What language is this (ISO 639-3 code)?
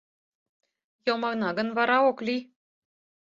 chm